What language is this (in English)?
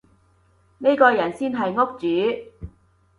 Cantonese